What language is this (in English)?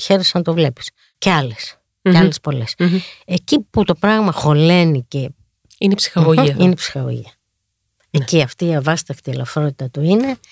Greek